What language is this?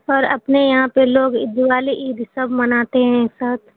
Urdu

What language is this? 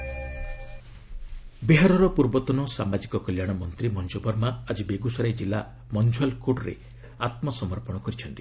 Odia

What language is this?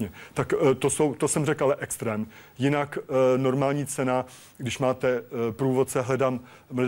Czech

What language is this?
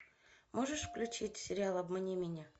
Russian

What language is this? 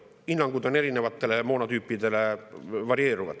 Estonian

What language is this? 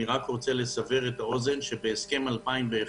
Hebrew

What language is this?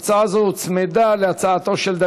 Hebrew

